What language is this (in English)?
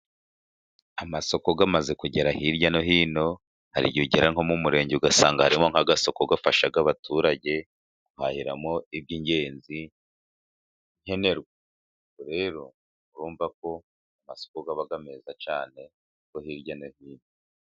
Kinyarwanda